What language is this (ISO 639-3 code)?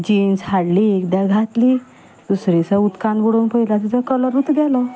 kok